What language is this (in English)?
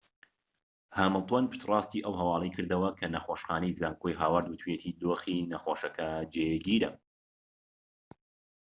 Central Kurdish